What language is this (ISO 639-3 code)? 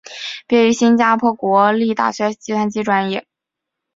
zho